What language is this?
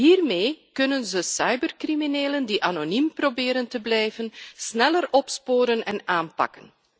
Dutch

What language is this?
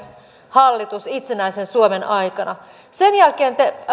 Finnish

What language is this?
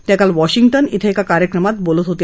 Marathi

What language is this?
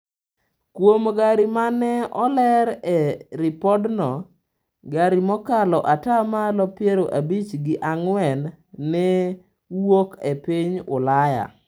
Luo (Kenya and Tanzania)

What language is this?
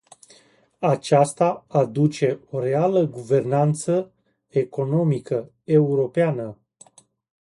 Romanian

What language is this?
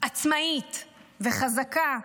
Hebrew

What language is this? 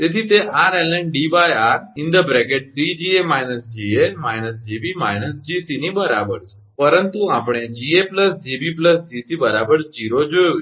Gujarati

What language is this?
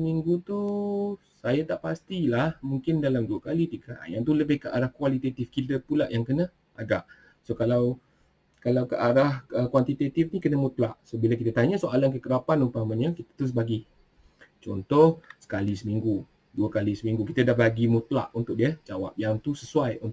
Malay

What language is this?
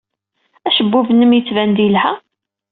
Kabyle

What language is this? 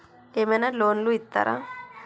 Telugu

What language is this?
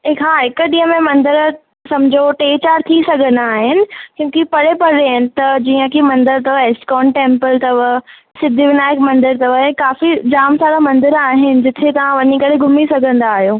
Sindhi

